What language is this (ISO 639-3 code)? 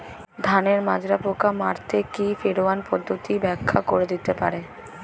ben